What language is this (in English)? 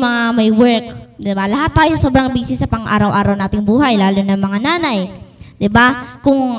Filipino